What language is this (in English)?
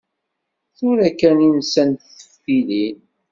Kabyle